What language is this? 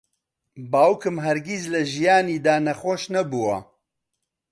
Central Kurdish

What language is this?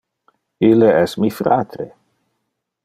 Interlingua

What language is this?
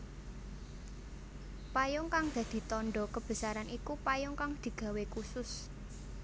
Javanese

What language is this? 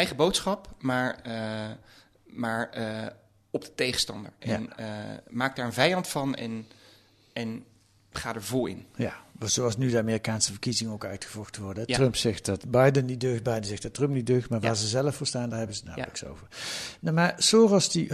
Dutch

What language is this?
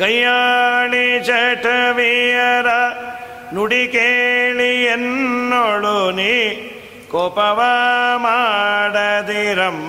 Kannada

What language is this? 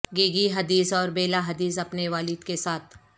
Urdu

